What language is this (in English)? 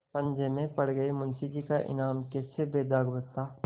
Hindi